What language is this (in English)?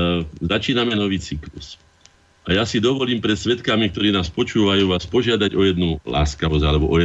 Slovak